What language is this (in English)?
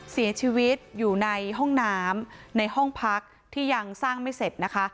Thai